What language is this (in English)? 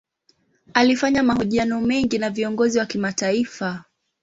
Swahili